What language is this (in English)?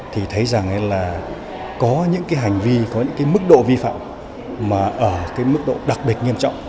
Vietnamese